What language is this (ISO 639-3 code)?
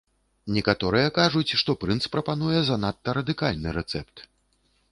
bel